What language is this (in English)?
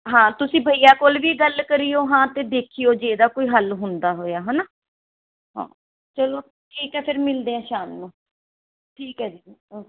Punjabi